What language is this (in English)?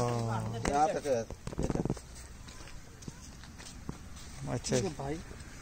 Hindi